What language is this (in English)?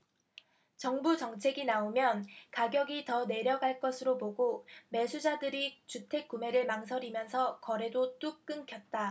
Korean